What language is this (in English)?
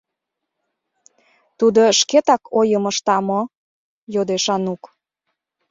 Mari